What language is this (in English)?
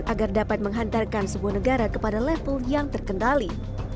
Indonesian